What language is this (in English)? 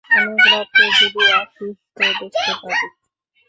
Bangla